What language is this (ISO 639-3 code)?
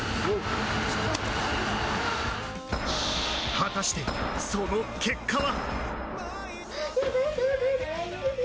jpn